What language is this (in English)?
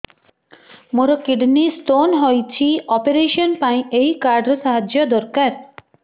Odia